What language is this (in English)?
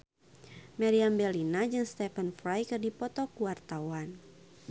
Sundanese